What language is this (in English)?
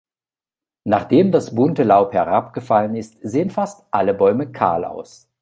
German